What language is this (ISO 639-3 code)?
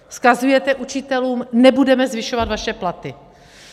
ces